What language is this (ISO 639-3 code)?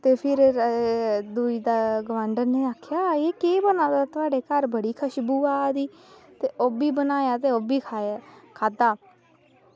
doi